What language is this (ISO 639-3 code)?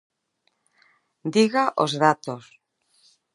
glg